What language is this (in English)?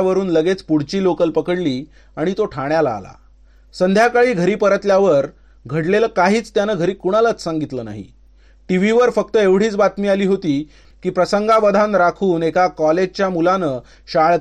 Marathi